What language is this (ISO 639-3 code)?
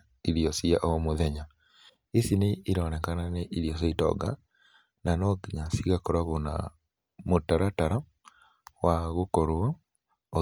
kik